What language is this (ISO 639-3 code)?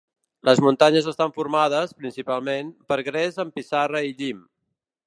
cat